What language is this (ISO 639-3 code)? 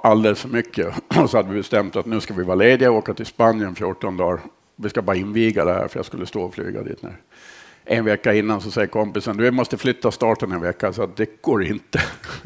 swe